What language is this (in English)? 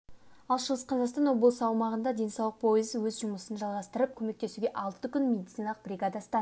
Kazakh